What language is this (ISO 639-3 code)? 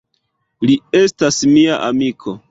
epo